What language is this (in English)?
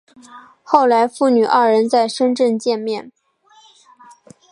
Chinese